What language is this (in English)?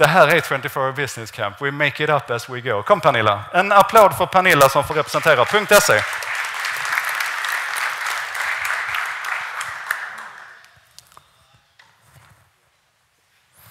Swedish